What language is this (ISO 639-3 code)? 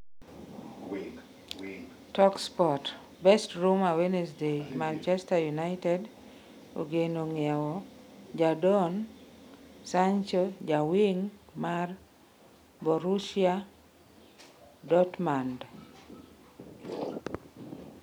luo